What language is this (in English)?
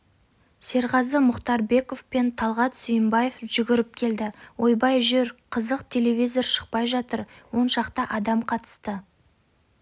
Kazakh